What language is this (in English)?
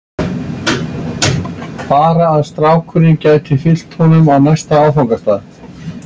Icelandic